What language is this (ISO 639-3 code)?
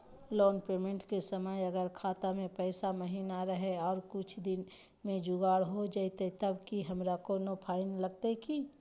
mag